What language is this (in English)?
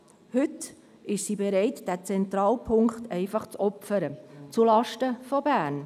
Swiss German